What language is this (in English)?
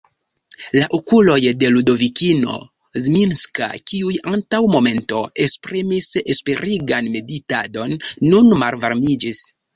Esperanto